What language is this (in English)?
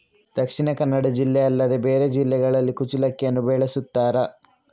Kannada